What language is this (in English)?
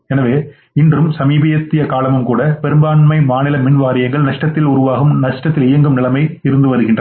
Tamil